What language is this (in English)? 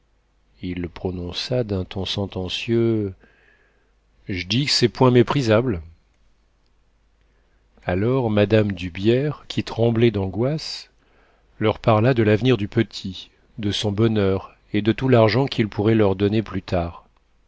French